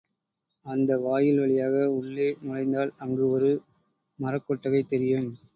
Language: Tamil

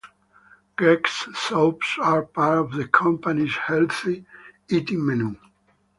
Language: English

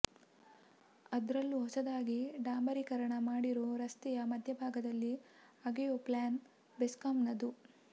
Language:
Kannada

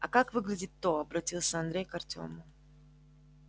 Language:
Russian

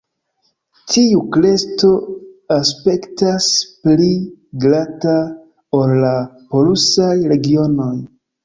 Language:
Esperanto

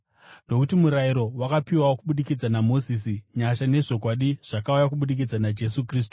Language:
Shona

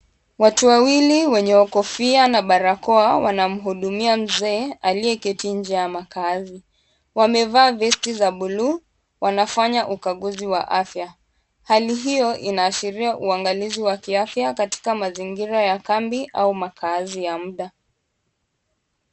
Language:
Swahili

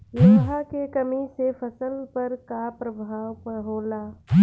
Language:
Bhojpuri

